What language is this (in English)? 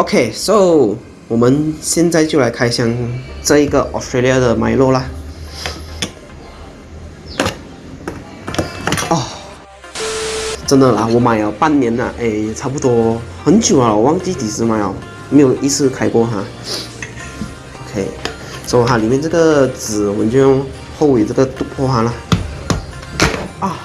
Chinese